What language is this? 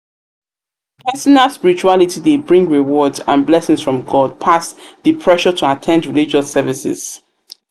Nigerian Pidgin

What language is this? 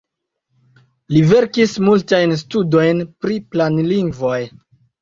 Esperanto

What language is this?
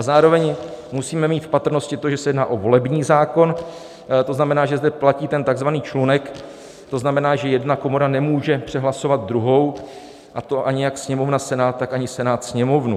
Czech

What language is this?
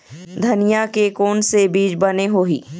Chhattisgarhi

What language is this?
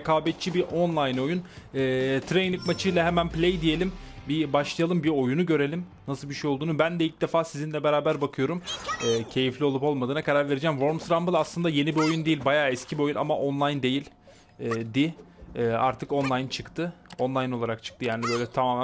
Turkish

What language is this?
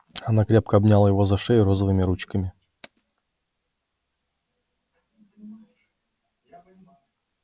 Russian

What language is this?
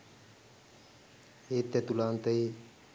Sinhala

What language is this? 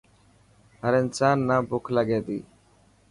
Dhatki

